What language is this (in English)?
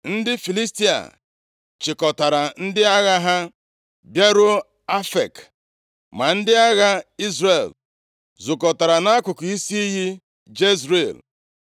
Igbo